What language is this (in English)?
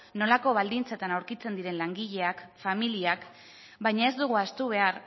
Basque